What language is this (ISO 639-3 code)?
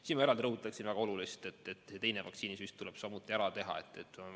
est